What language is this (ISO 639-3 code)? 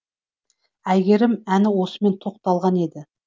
kaz